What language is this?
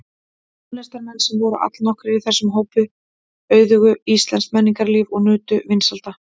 Icelandic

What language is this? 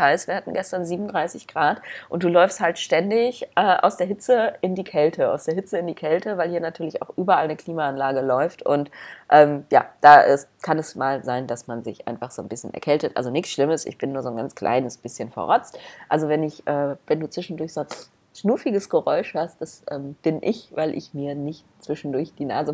German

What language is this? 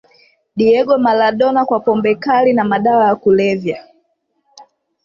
Swahili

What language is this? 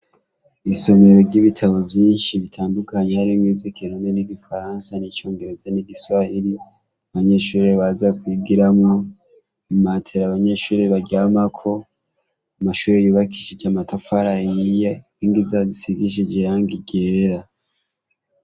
Rundi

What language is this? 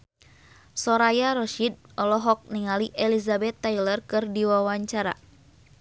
Sundanese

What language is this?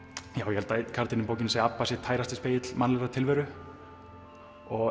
Icelandic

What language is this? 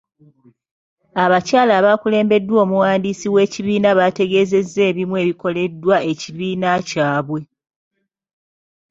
Ganda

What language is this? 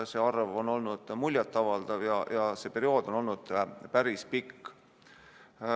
Estonian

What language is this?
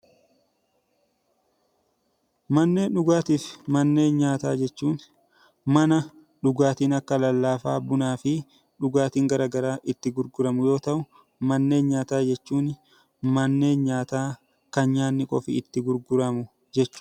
Oromo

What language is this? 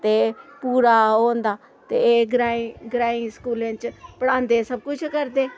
Dogri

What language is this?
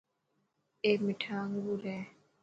Dhatki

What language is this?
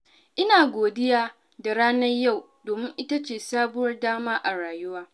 Hausa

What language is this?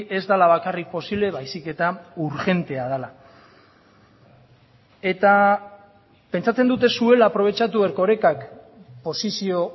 Basque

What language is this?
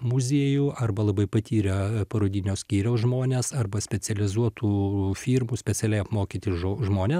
Lithuanian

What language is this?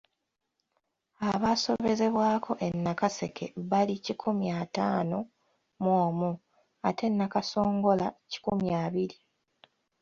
Ganda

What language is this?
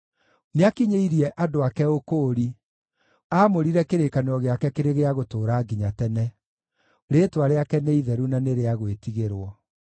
Kikuyu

